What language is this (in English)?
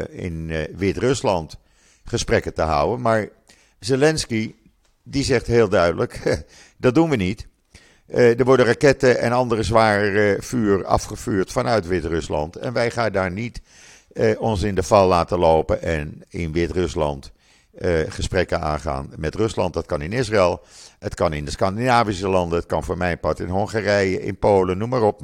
Dutch